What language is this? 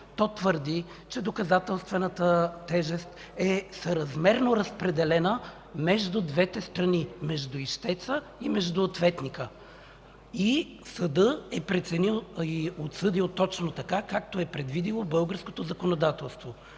Bulgarian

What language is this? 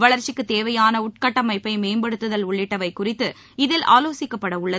Tamil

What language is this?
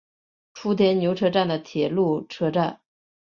Chinese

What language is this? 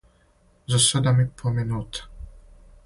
Serbian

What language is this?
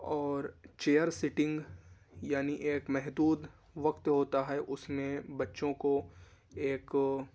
Urdu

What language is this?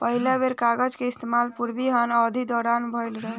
Bhojpuri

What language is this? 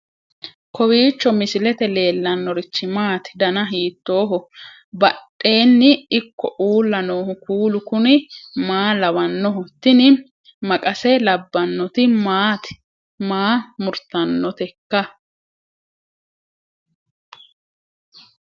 Sidamo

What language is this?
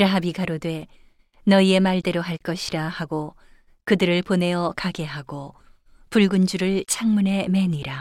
Korean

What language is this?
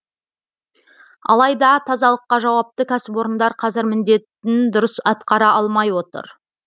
Kazakh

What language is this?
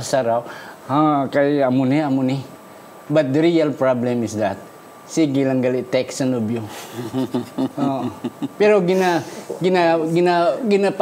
Filipino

